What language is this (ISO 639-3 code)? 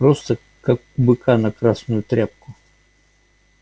rus